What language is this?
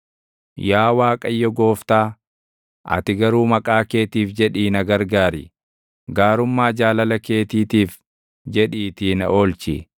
Oromo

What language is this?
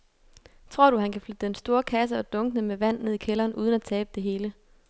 Danish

